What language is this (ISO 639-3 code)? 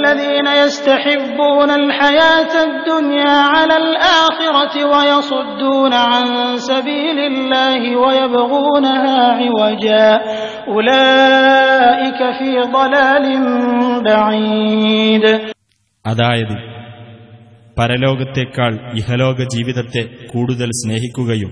ara